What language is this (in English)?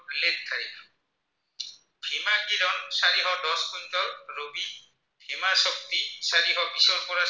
Assamese